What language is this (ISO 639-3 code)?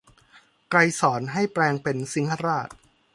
tha